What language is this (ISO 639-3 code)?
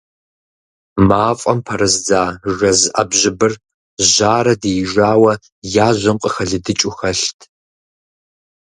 kbd